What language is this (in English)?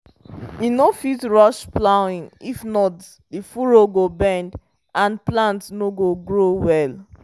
Nigerian Pidgin